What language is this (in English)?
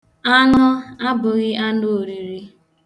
Igbo